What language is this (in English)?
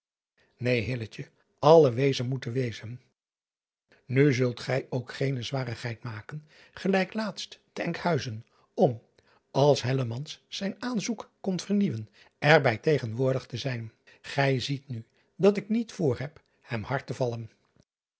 Dutch